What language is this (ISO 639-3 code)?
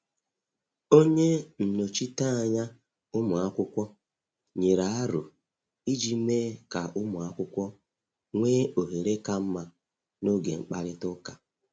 ibo